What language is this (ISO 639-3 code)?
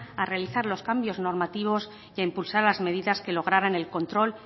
spa